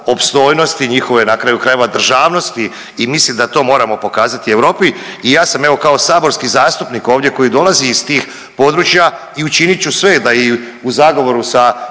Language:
Croatian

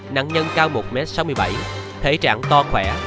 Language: Vietnamese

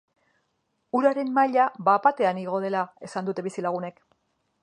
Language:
Basque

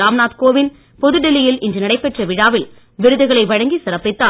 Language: Tamil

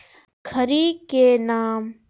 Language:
Magahi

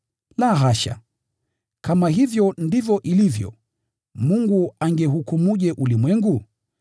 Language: Swahili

